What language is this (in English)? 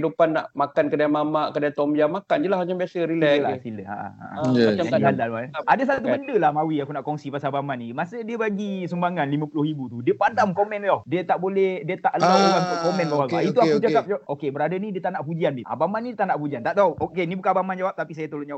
Malay